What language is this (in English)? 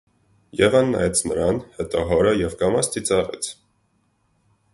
Armenian